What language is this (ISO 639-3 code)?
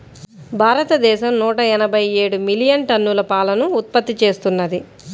tel